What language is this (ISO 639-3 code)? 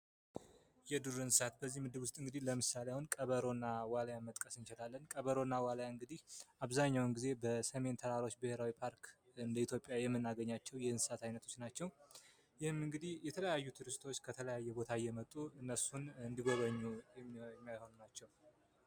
amh